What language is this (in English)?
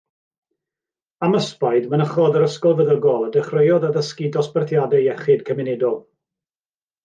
Welsh